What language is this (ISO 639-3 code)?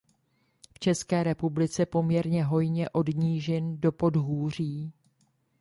ces